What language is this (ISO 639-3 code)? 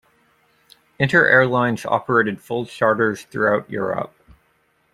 eng